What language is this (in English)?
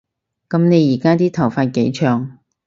Cantonese